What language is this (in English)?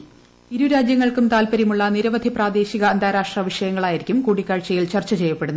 Malayalam